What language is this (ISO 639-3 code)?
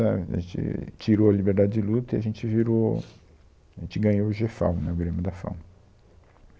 por